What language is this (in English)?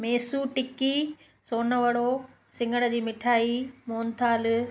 Sindhi